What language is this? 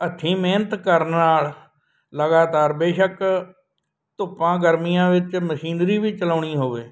Punjabi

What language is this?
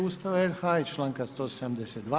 Croatian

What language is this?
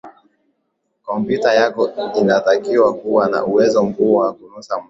Swahili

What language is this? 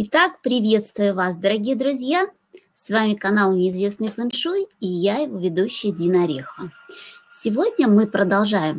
Russian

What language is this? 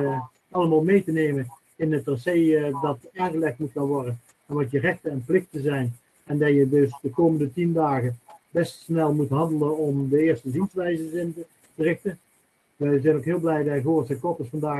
Dutch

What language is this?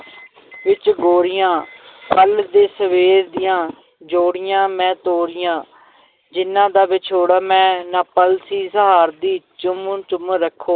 Punjabi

